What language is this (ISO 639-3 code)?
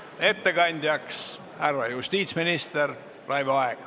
est